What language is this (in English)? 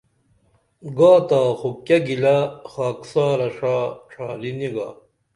Dameli